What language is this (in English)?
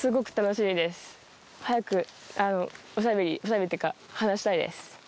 Japanese